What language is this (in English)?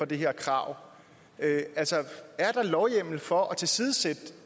Danish